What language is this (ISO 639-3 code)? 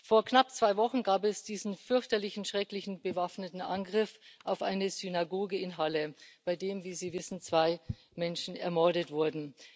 deu